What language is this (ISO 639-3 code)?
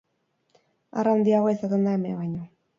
eus